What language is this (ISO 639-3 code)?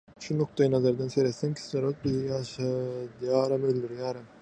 tuk